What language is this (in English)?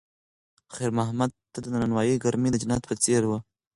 Pashto